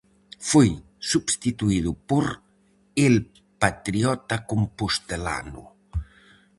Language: Galician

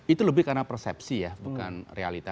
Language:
Indonesian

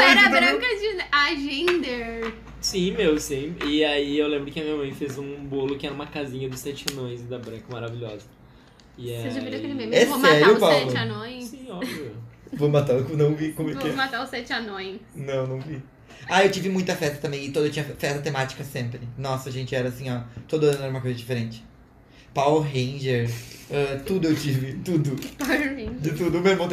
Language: Portuguese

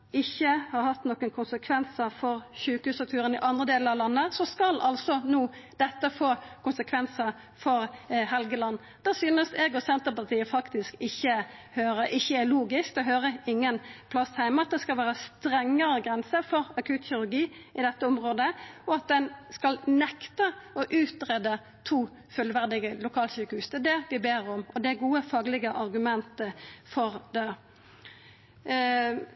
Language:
Norwegian Nynorsk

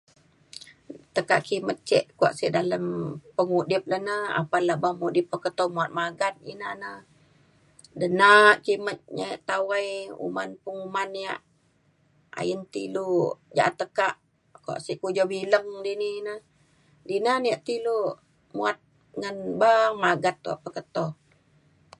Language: Mainstream Kenyah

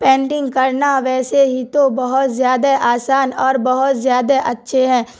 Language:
Urdu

